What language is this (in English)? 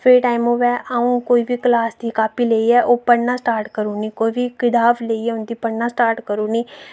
Dogri